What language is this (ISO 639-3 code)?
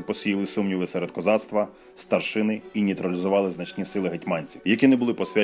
ukr